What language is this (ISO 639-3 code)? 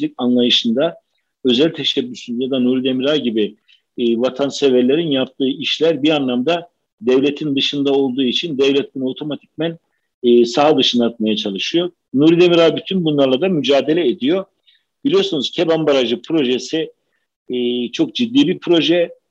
tur